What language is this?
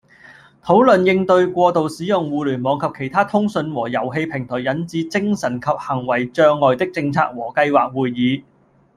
Cantonese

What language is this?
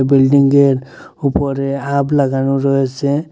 Bangla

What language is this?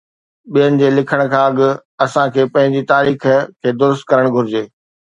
Sindhi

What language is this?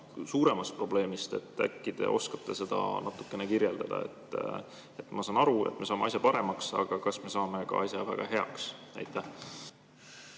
Estonian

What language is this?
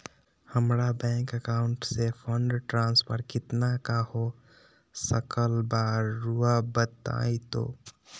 Magahi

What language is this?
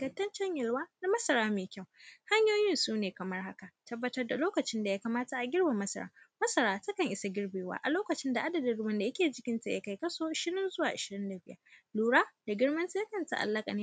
Hausa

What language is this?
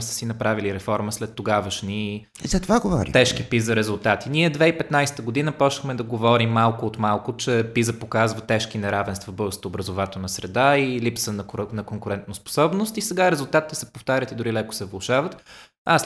Bulgarian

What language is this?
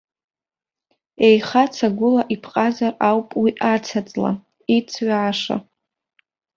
Abkhazian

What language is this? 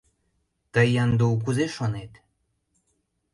Mari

